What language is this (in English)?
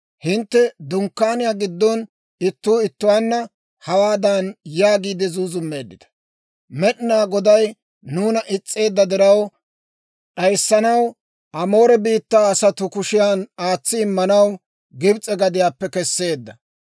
Dawro